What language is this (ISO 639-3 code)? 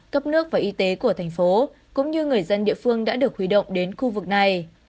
vie